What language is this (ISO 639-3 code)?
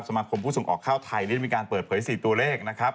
tha